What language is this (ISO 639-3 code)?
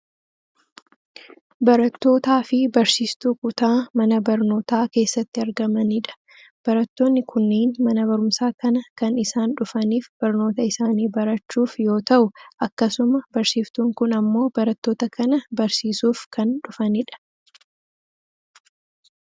orm